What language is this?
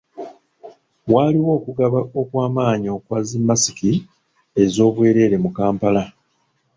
Ganda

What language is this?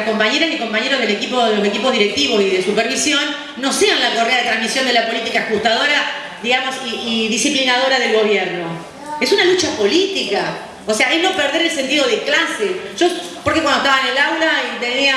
Spanish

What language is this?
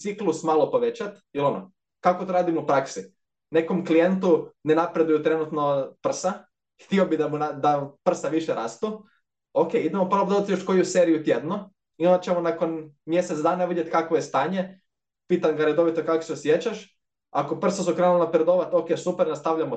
Croatian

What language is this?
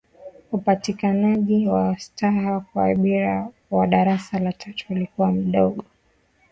Swahili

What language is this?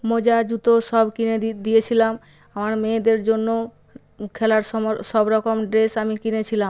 Bangla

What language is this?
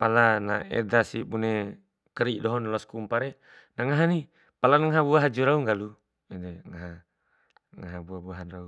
Bima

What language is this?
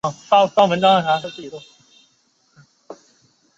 Chinese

